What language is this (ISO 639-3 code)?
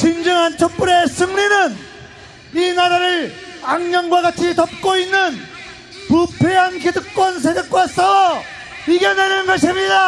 kor